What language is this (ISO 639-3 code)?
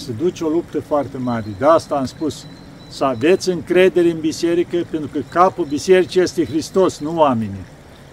ron